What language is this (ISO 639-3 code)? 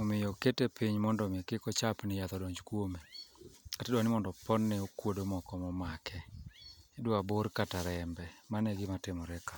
luo